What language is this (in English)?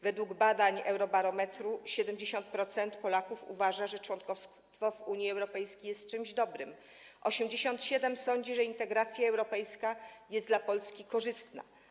Polish